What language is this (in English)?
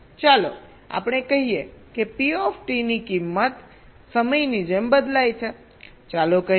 Gujarati